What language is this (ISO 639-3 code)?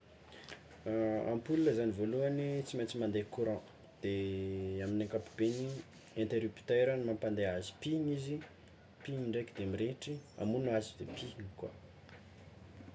xmw